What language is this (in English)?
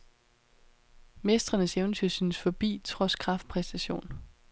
Danish